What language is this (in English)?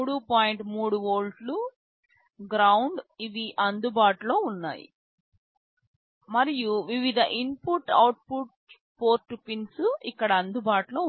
Telugu